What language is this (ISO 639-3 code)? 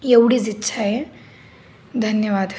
mar